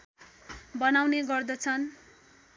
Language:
Nepali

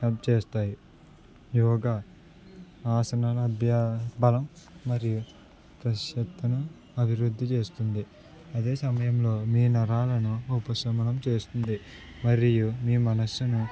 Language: Telugu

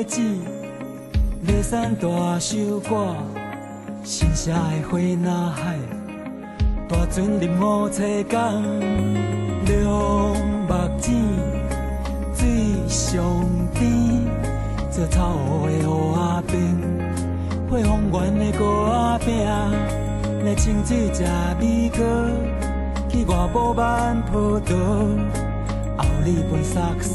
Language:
Chinese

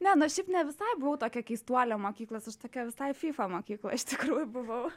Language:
Lithuanian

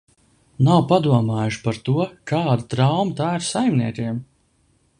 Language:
Latvian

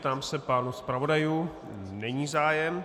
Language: Czech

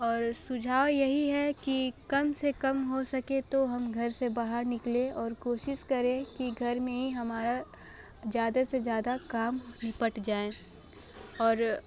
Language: Hindi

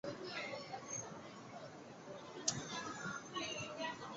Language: Chinese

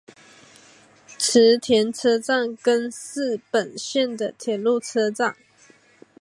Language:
Chinese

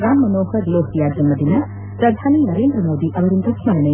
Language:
Kannada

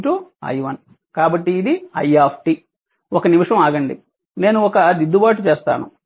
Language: Telugu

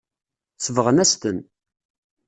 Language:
Kabyle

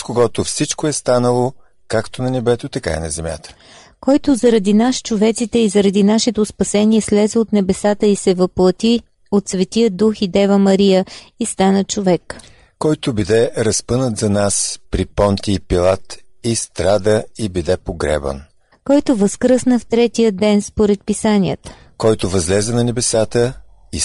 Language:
Bulgarian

